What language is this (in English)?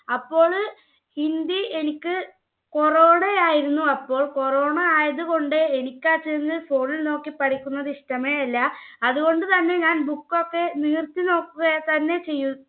Malayalam